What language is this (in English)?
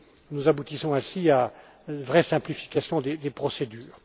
French